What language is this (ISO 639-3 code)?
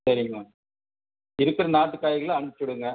tam